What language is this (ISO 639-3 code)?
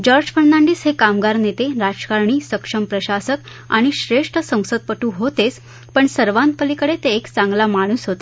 mar